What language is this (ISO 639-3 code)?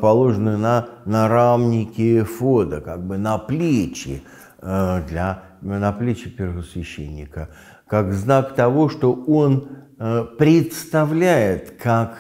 rus